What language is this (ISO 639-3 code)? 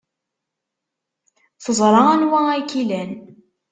kab